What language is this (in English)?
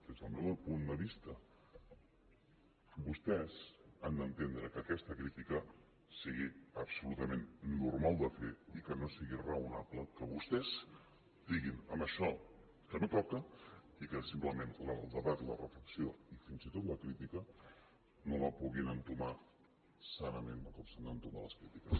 Catalan